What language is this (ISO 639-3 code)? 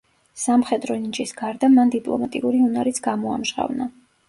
kat